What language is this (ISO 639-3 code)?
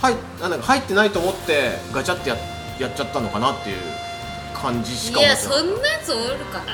jpn